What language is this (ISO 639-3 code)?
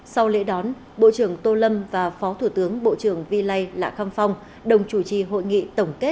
vie